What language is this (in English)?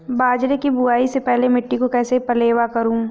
Hindi